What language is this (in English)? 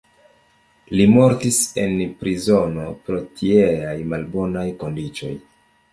Esperanto